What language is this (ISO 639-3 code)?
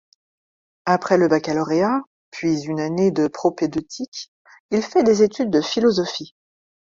fra